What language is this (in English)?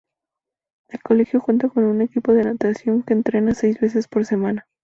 Spanish